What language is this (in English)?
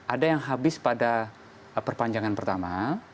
Indonesian